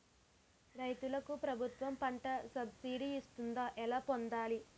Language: Telugu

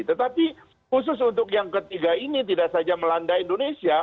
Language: Indonesian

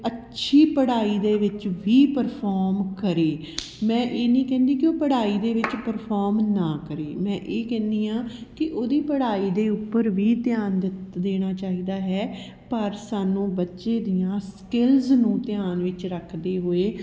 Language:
Punjabi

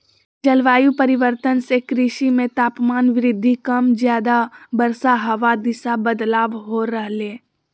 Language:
Magahi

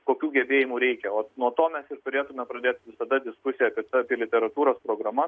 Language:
Lithuanian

